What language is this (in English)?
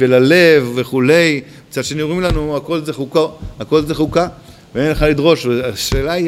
Hebrew